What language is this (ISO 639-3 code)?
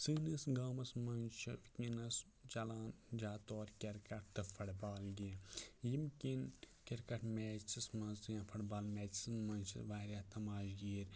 kas